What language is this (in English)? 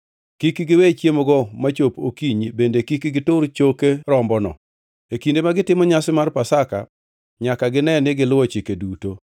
Luo (Kenya and Tanzania)